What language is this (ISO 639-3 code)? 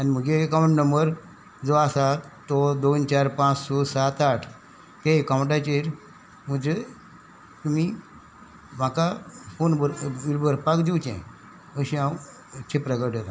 kok